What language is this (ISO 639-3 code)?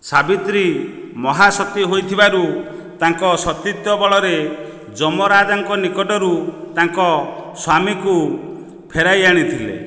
ori